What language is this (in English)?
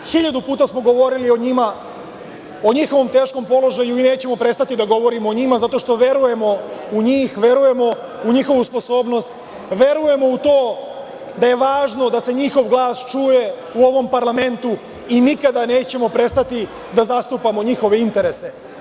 Serbian